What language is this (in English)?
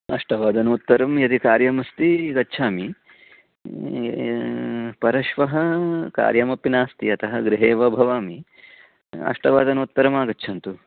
Sanskrit